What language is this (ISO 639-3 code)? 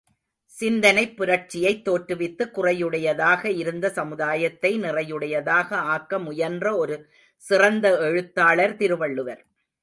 tam